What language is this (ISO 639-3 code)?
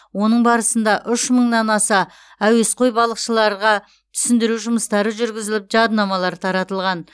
kaz